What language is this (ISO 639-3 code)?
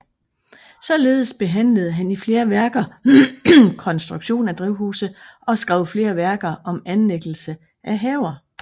dan